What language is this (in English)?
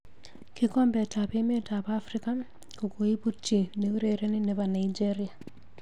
Kalenjin